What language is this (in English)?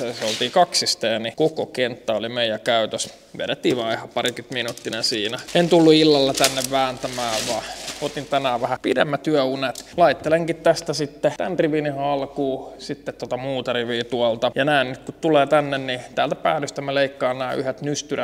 Finnish